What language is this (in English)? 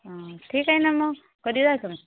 Marathi